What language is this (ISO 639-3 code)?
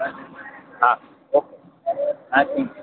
guj